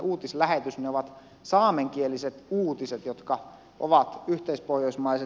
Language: Finnish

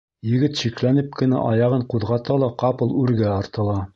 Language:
Bashkir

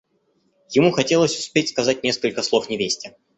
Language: Russian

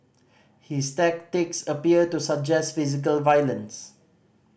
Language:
English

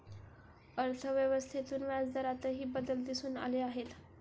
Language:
Marathi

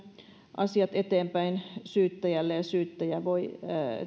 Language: Finnish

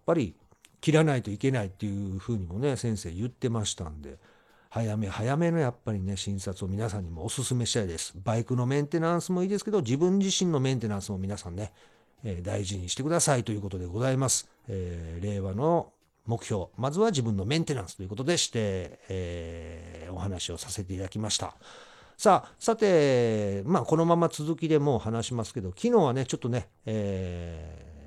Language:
Japanese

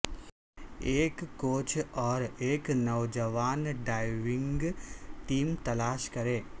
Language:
Urdu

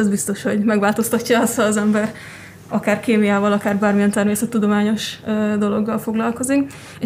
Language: Hungarian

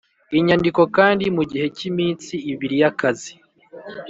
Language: Kinyarwanda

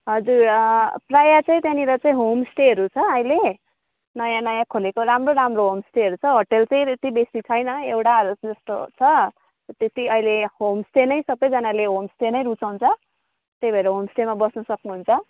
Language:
Nepali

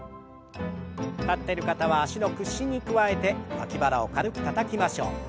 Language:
Japanese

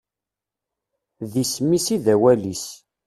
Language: Kabyle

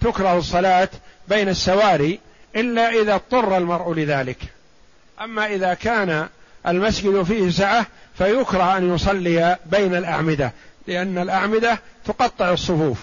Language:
Arabic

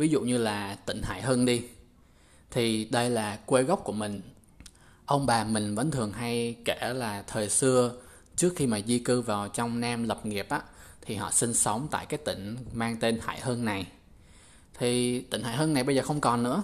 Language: Vietnamese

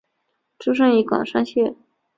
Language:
Chinese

